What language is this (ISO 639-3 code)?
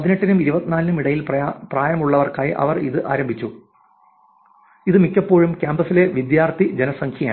mal